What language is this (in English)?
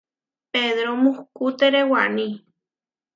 Huarijio